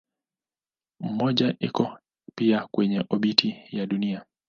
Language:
Swahili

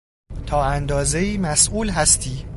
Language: Persian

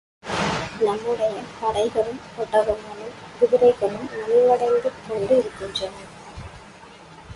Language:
Tamil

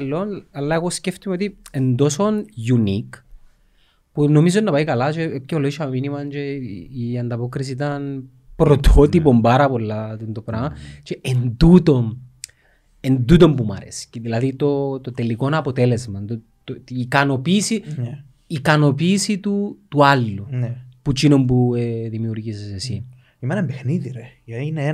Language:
Greek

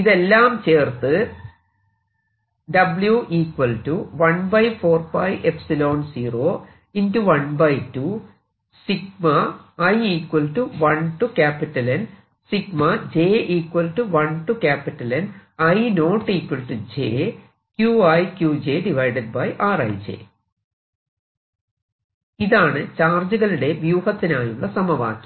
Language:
Malayalam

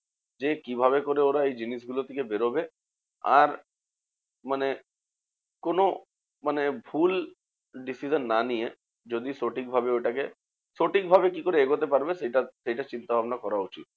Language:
Bangla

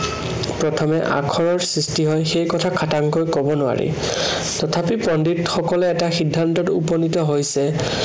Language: Assamese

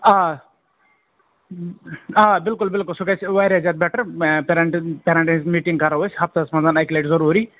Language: Kashmiri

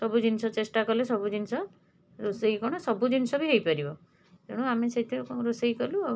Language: Odia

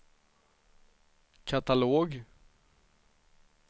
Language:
Swedish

